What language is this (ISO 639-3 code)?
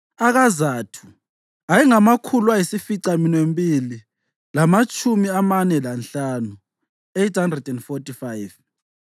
nde